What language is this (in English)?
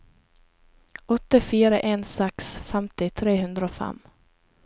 Norwegian